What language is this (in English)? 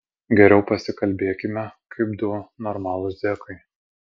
Lithuanian